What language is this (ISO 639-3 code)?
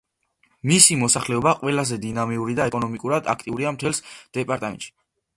kat